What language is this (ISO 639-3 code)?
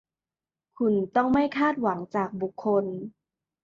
tha